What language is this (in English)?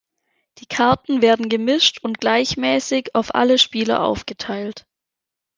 German